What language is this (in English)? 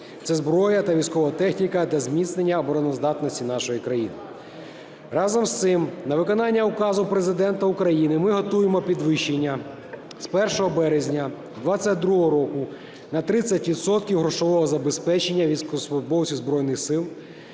Ukrainian